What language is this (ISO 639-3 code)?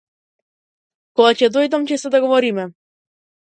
mkd